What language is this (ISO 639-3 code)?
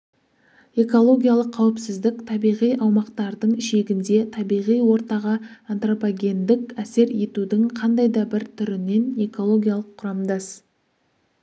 kaz